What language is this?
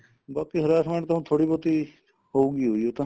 Punjabi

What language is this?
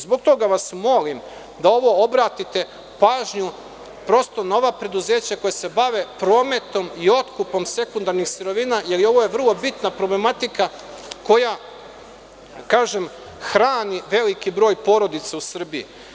Serbian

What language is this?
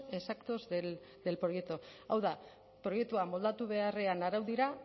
Basque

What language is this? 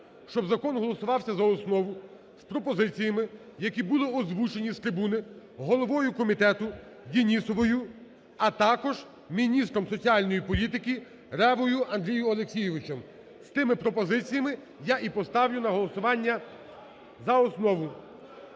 Ukrainian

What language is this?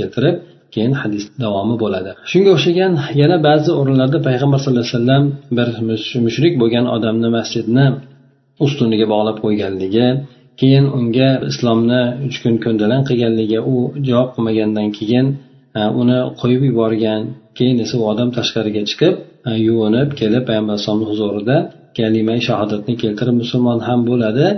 Bulgarian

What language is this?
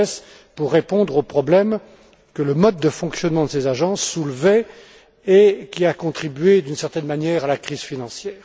French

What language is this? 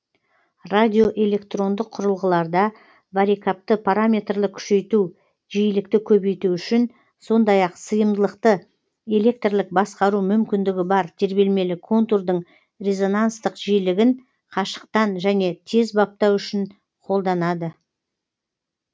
Kazakh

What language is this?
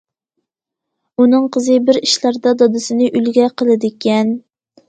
Uyghur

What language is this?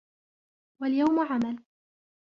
Arabic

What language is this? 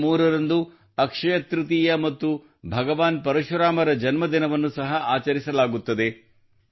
Kannada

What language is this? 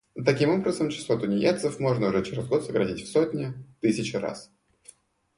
Russian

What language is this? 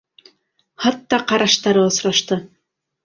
Bashkir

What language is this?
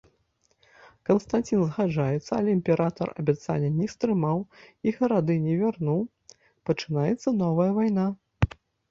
Belarusian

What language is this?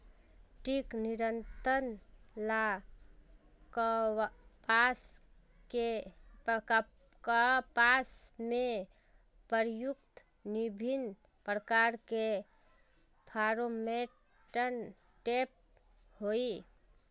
Magahi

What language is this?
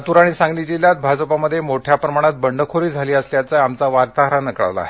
Marathi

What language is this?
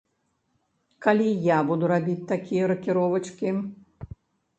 Belarusian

